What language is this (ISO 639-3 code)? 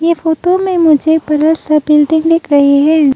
hin